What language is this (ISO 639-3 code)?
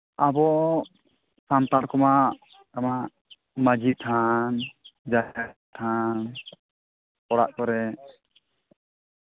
sat